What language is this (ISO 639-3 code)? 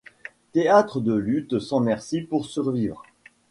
fra